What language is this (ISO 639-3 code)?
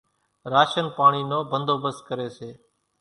gjk